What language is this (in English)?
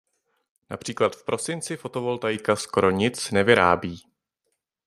Czech